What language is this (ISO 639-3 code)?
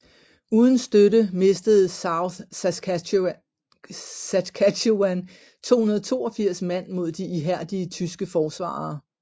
dan